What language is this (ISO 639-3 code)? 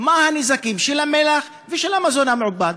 heb